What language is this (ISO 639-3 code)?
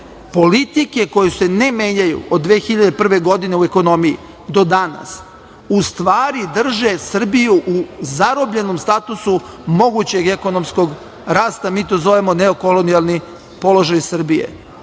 srp